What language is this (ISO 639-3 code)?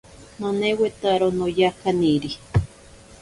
prq